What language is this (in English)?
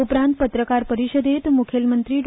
Konkani